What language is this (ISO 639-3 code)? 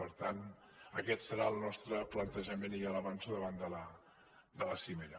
cat